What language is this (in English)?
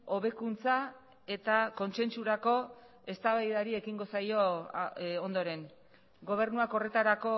Basque